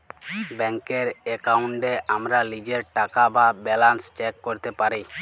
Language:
Bangla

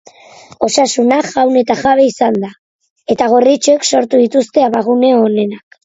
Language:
Basque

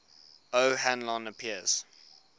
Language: English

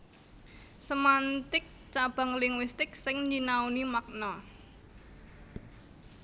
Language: Javanese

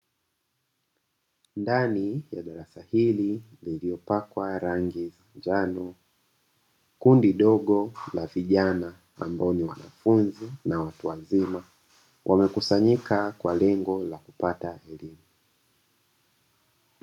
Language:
Swahili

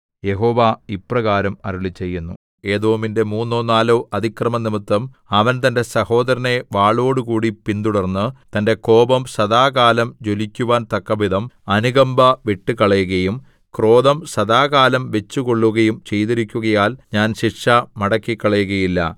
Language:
Malayalam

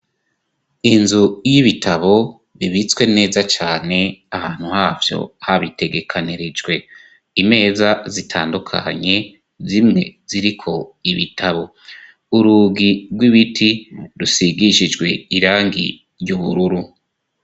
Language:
Rundi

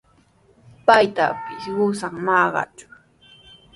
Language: Sihuas Ancash Quechua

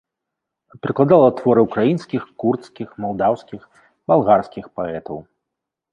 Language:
Belarusian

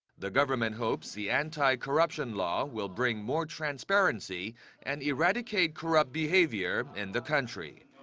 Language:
English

